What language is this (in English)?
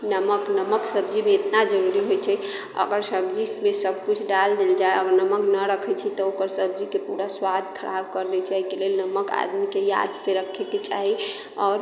Maithili